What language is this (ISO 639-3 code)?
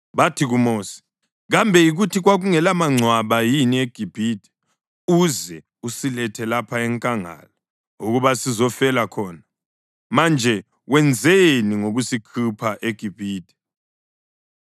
nde